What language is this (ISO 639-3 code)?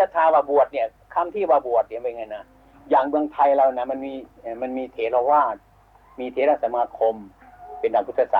tha